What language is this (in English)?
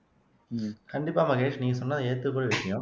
Tamil